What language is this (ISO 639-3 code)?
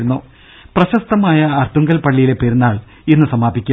mal